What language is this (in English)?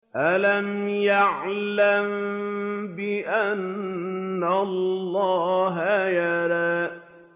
Arabic